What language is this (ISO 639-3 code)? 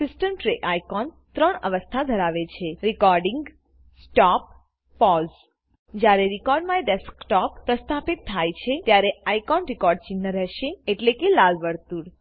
guj